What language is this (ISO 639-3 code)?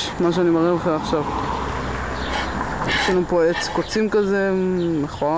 heb